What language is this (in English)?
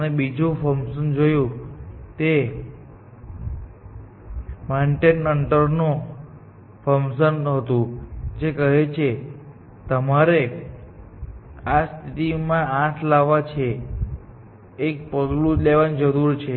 Gujarati